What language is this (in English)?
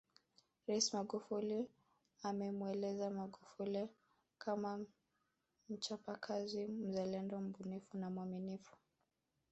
Swahili